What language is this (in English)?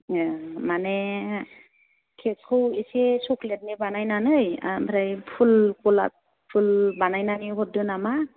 Bodo